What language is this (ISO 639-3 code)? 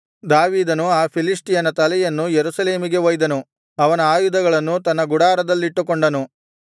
kan